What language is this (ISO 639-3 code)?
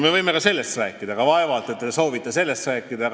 est